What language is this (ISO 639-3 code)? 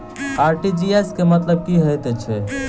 mai